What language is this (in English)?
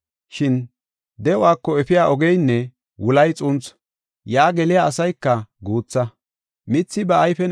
Gofa